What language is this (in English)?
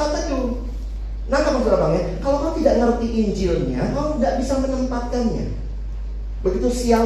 Indonesian